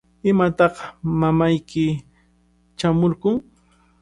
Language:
Cajatambo North Lima Quechua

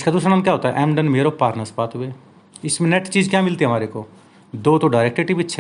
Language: Hindi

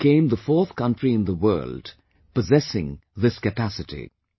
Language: English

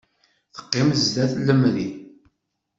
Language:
Kabyle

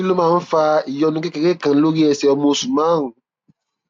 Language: Yoruba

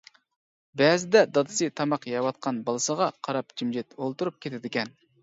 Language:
Uyghur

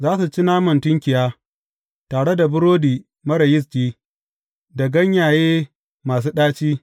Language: Hausa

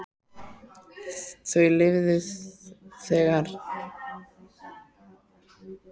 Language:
Icelandic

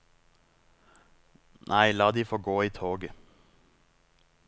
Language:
Norwegian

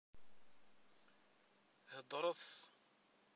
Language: Kabyle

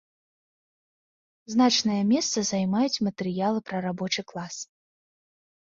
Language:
Belarusian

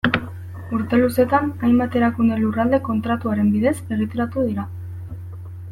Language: Basque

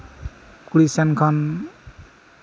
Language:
Santali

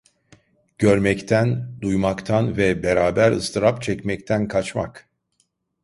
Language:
Turkish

